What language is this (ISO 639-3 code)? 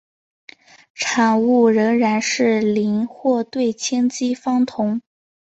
zho